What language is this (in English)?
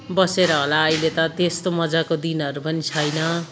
Nepali